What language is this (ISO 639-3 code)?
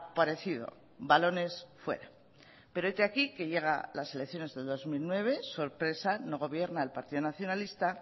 spa